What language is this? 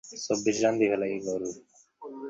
Bangla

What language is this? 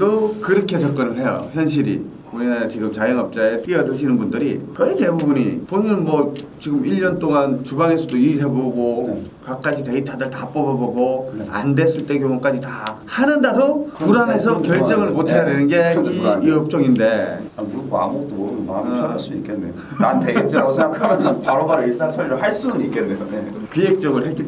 Korean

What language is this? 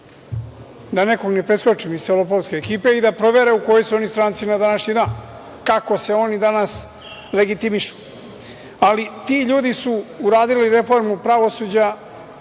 Serbian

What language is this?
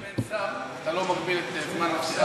Hebrew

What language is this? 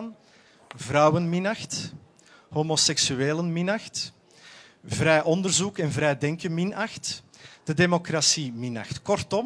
Dutch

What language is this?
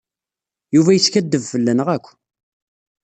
Kabyle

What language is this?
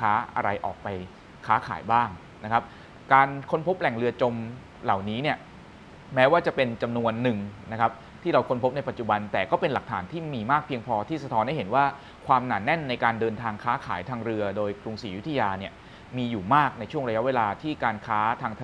Thai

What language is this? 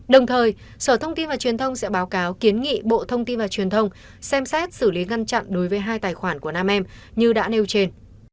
Vietnamese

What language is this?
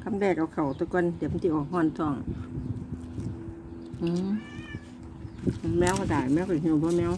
Thai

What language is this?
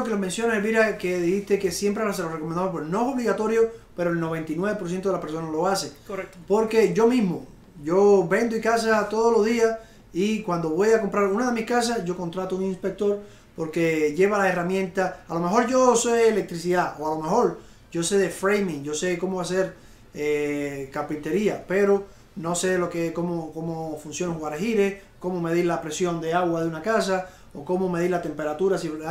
Spanish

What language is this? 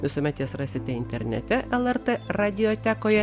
Lithuanian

